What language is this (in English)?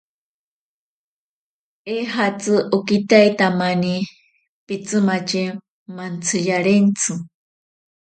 Ashéninka Perené